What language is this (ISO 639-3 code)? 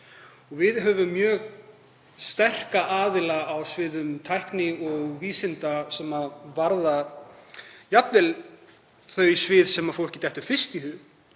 isl